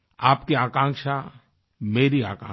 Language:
Hindi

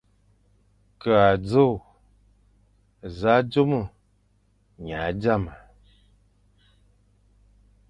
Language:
Fang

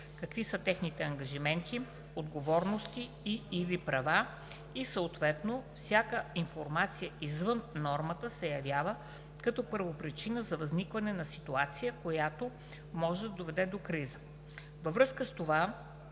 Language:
Bulgarian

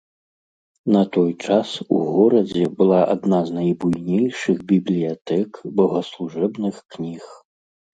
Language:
Belarusian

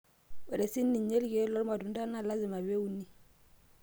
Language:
Masai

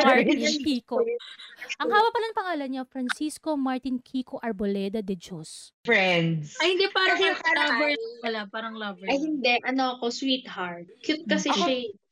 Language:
Filipino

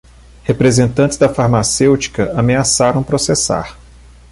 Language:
Portuguese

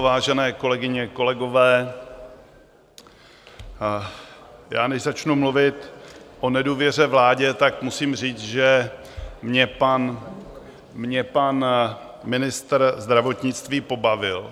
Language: Czech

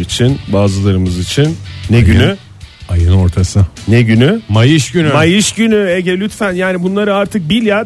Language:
Turkish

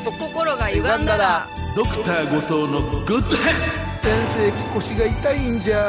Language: Japanese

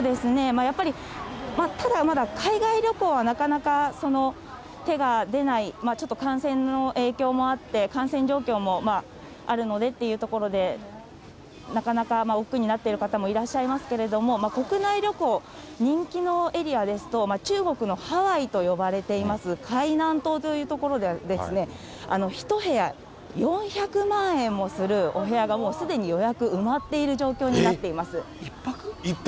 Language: Japanese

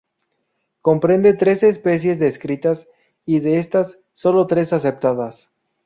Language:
Spanish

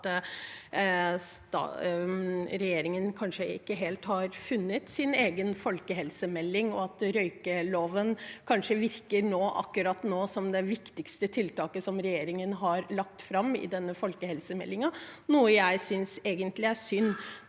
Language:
Norwegian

